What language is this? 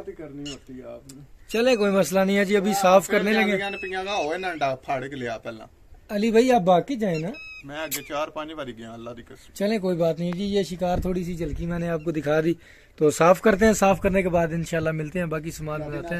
Hindi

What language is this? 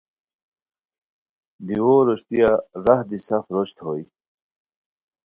Khowar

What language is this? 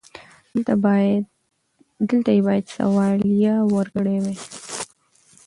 Pashto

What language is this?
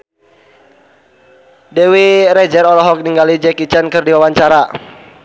Sundanese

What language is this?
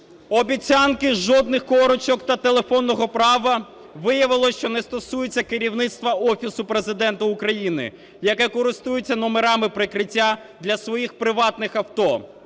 Ukrainian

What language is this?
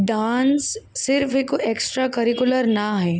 Sindhi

